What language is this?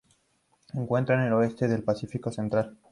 Spanish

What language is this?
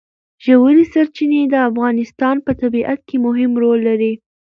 Pashto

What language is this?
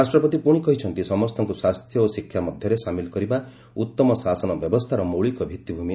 Odia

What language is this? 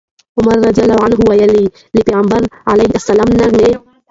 Pashto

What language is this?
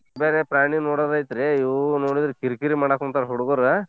Kannada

